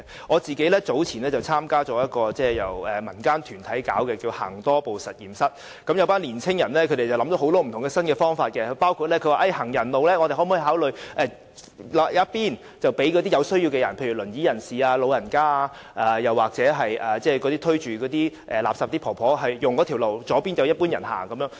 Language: Cantonese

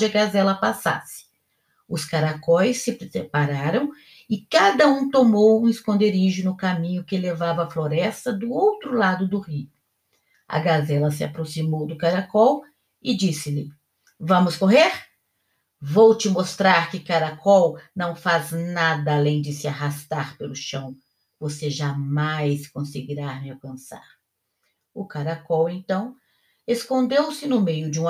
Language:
Portuguese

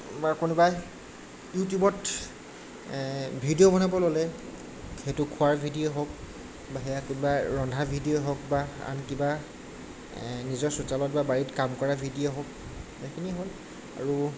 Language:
Assamese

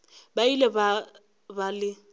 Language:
Northern Sotho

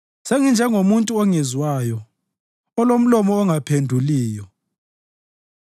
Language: North Ndebele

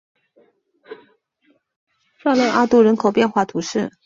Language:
Chinese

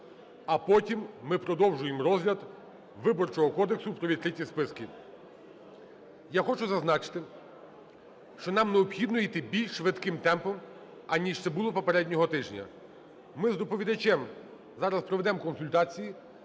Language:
Ukrainian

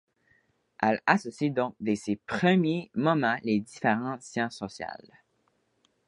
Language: French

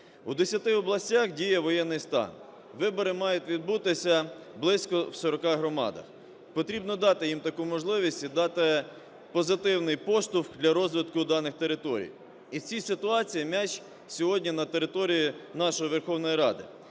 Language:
Ukrainian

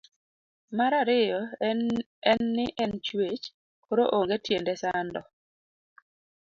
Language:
Luo (Kenya and Tanzania)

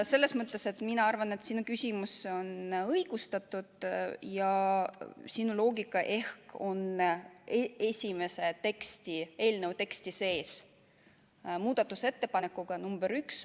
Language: Estonian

